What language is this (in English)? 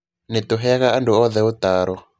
Kikuyu